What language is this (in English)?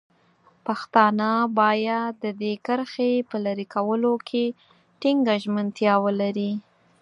Pashto